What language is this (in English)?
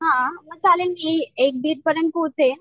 Marathi